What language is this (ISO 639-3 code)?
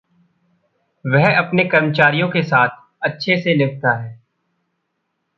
hin